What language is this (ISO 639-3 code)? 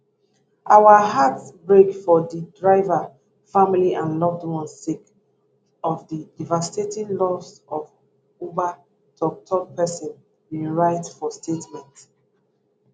pcm